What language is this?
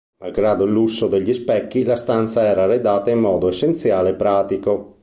Italian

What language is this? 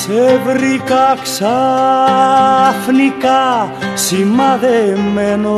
Greek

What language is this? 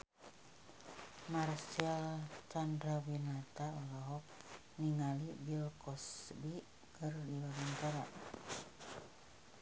Sundanese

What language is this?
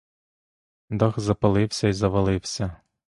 Ukrainian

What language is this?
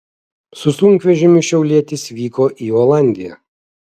Lithuanian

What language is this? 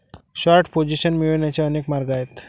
Marathi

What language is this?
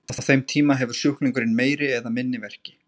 Icelandic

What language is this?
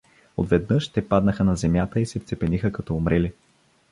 Bulgarian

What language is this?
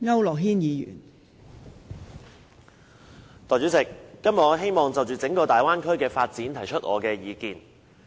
Cantonese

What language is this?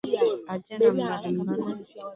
Swahili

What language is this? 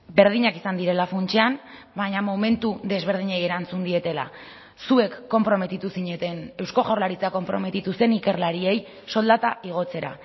Basque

